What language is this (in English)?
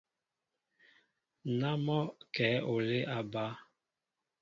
Mbo (Cameroon)